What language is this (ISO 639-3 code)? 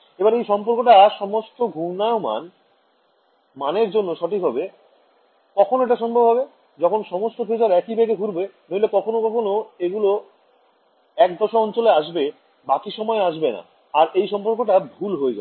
ben